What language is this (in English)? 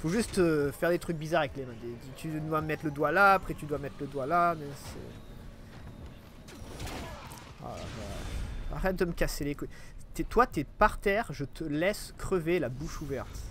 French